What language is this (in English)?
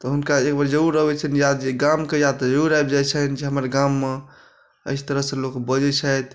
Maithili